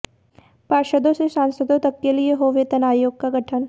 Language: Hindi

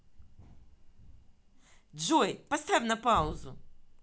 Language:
Russian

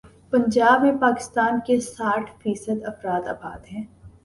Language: Urdu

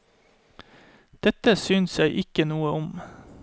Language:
Norwegian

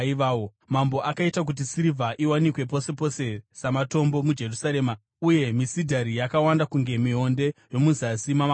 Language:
Shona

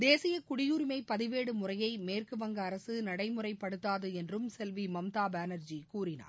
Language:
Tamil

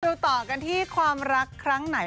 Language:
Thai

